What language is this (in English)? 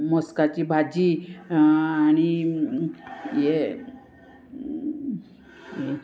Konkani